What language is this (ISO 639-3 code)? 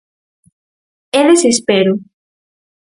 glg